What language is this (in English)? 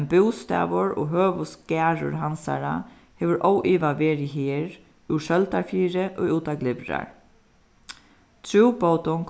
Faroese